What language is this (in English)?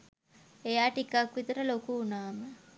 Sinhala